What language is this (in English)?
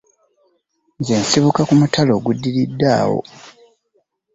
Ganda